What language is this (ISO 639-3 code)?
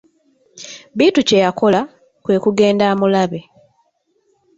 lug